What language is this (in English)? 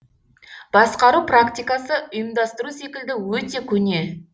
Kazakh